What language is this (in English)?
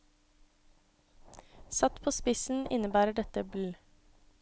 Norwegian